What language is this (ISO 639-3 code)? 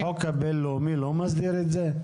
heb